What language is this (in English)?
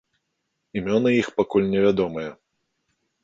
Belarusian